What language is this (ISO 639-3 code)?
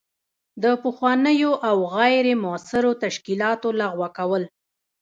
pus